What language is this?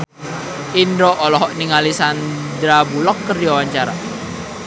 Sundanese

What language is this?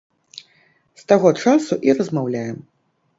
Belarusian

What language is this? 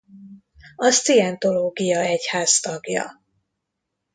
Hungarian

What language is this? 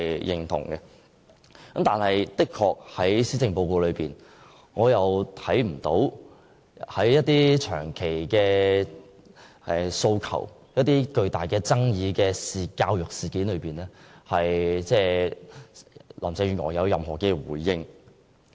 Cantonese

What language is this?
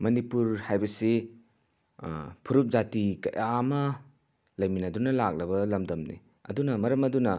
Manipuri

